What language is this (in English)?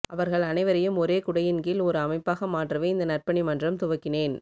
Tamil